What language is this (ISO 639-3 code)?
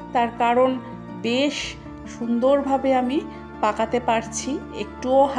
ben